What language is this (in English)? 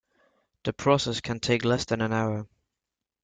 English